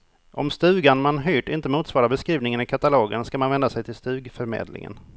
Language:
Swedish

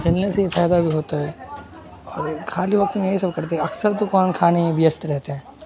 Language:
Urdu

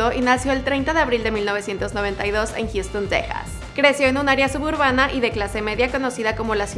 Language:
Spanish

